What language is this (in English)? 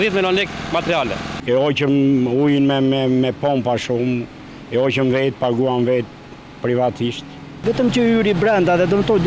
Romanian